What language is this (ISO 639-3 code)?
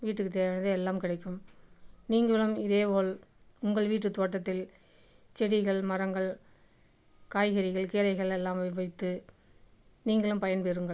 tam